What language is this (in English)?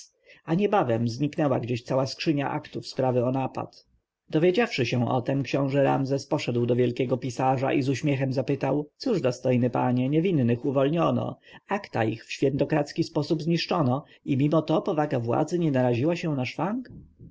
Polish